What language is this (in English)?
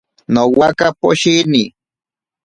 Ashéninka Perené